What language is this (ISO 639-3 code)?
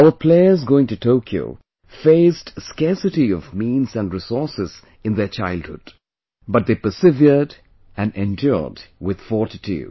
eng